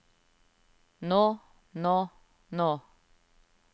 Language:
Norwegian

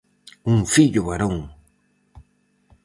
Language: Galician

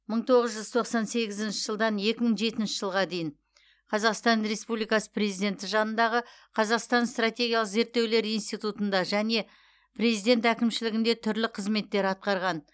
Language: Kazakh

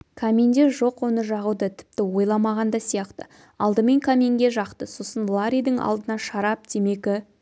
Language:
Kazakh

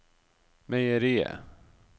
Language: Norwegian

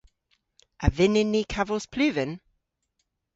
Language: Cornish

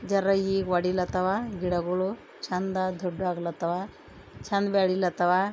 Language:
Kannada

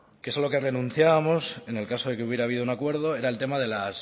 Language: Spanish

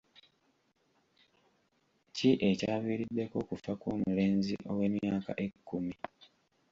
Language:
Ganda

